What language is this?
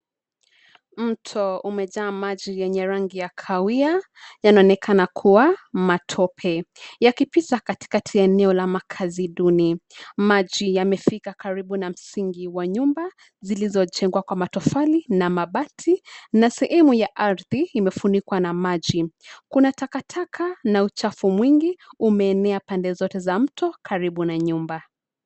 Swahili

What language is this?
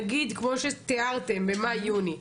Hebrew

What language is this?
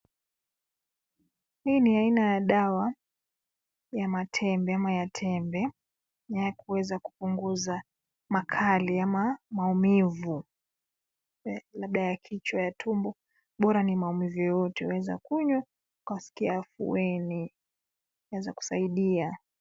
Swahili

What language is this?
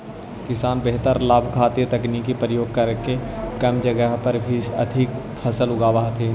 Magahi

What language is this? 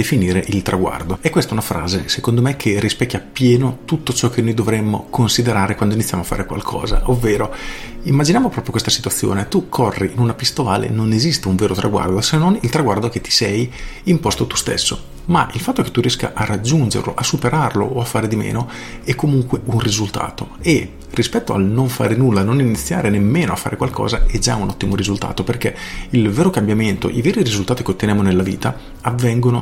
Italian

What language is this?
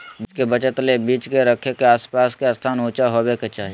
Magahi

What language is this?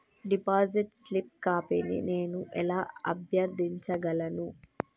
Telugu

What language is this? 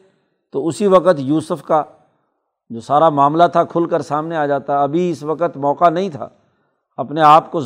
Urdu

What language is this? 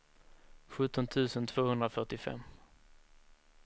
Swedish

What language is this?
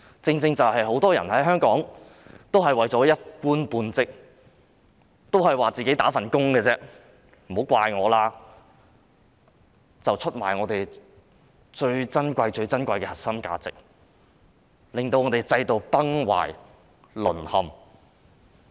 Cantonese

